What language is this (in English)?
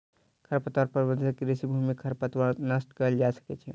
Maithili